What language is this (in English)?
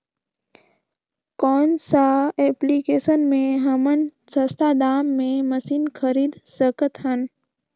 Chhattisgarhi